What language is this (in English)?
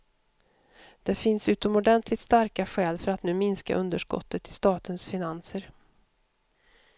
Swedish